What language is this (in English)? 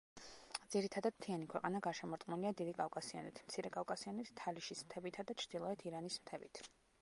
Georgian